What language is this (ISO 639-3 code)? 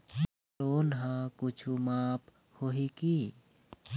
hne